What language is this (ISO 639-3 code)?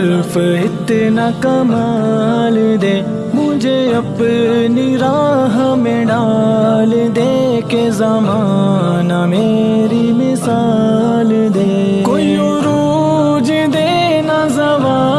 pan